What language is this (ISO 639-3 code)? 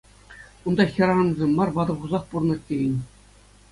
chv